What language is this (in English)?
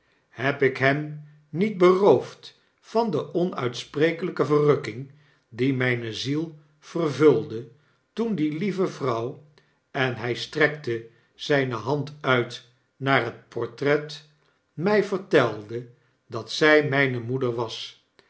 Dutch